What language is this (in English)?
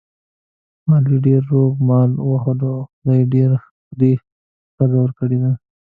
Pashto